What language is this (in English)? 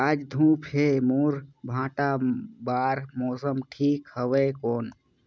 Chhattisgarhi